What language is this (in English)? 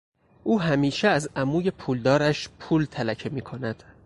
Persian